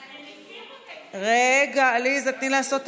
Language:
Hebrew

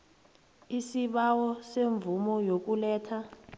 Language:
South Ndebele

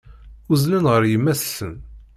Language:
Kabyle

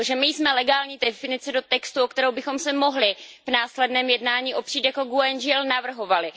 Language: Czech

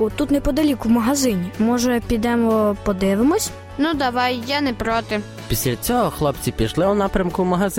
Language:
Ukrainian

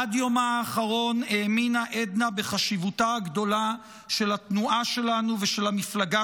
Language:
Hebrew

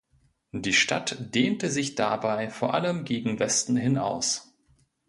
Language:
German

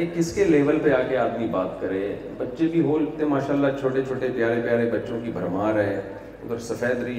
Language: Urdu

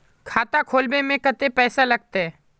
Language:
Magahi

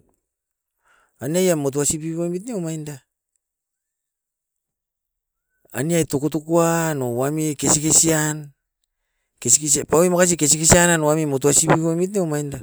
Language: Askopan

